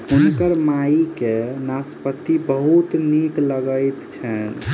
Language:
Maithili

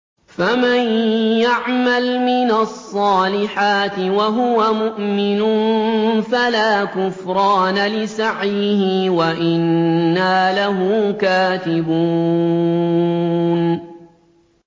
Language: Arabic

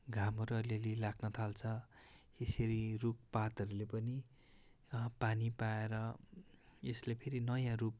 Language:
Nepali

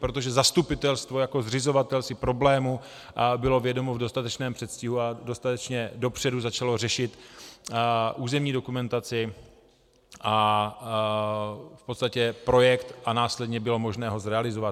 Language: Czech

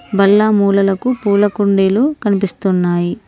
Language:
Telugu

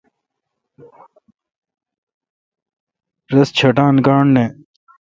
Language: Kalkoti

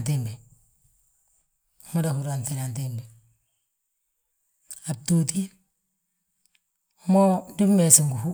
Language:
Balanta-Ganja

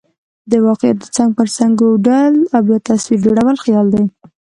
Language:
Pashto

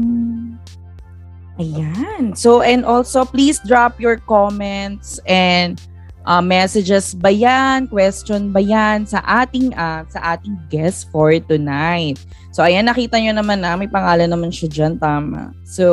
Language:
Filipino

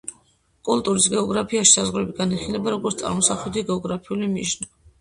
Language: Georgian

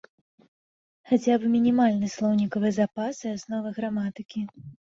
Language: Belarusian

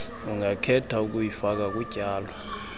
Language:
Xhosa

